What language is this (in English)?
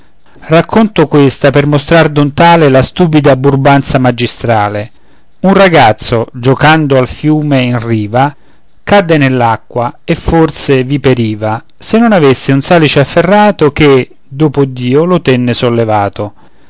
Italian